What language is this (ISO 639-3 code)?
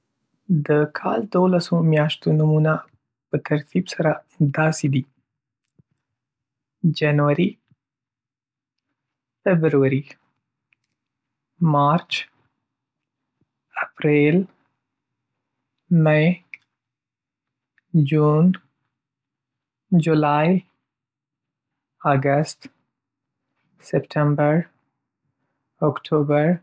pus